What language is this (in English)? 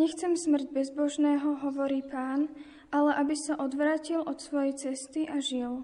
Slovak